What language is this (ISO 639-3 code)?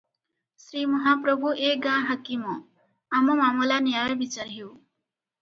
ori